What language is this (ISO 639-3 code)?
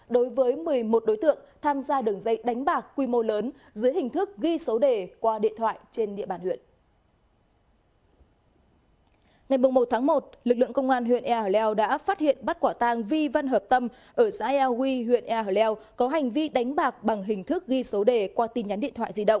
vie